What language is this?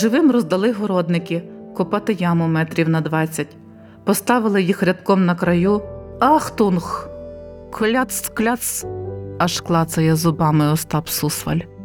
Ukrainian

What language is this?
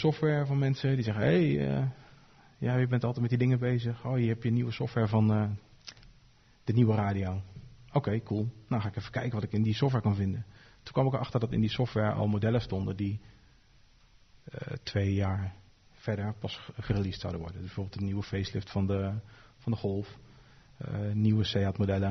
Dutch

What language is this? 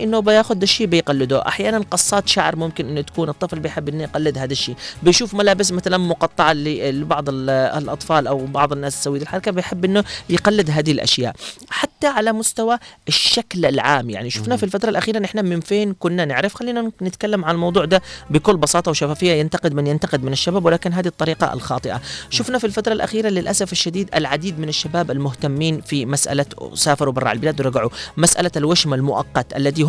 Arabic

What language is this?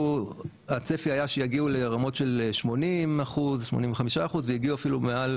Hebrew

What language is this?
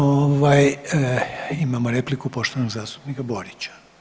Croatian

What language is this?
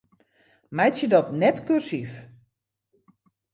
Western Frisian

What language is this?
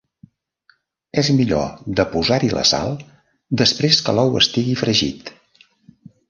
Catalan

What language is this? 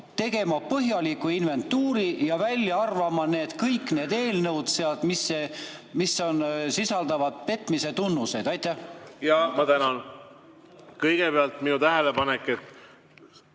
Estonian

